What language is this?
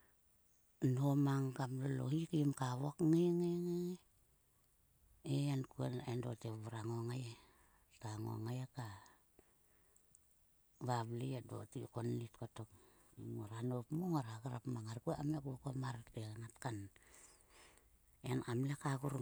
Sulka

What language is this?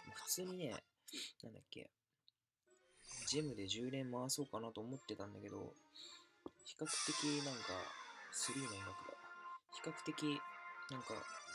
Japanese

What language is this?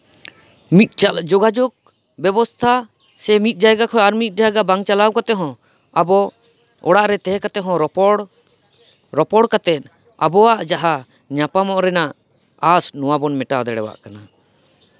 Santali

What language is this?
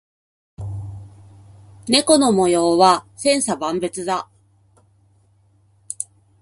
Japanese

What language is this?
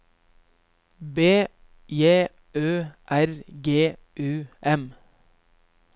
Norwegian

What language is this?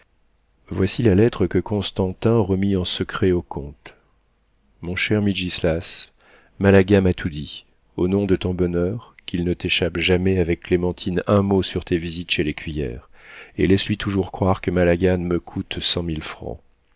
French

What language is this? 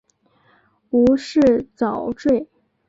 Chinese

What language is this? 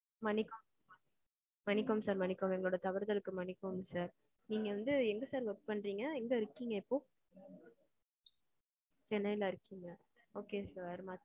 Tamil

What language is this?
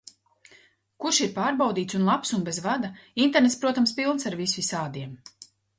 Latvian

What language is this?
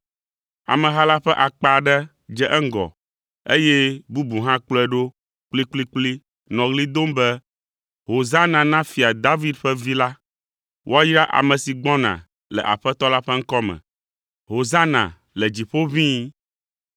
Ewe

